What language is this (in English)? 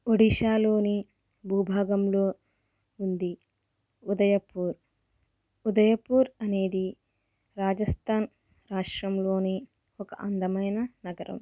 Telugu